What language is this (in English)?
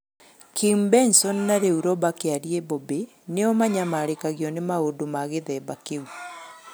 Kikuyu